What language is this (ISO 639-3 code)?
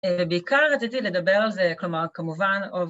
heb